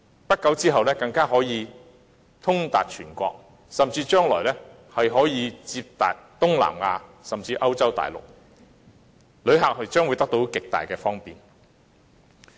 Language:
Cantonese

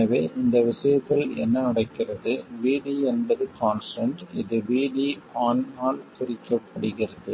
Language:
Tamil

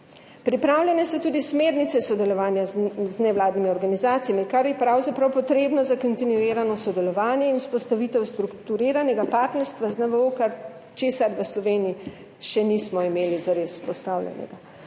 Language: Slovenian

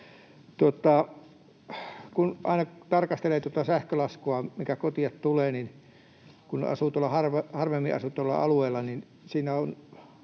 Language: Finnish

